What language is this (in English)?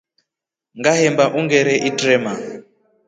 Rombo